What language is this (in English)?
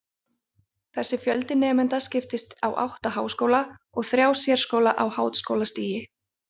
Icelandic